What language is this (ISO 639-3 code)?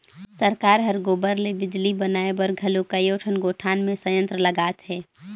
hne